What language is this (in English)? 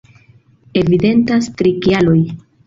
Esperanto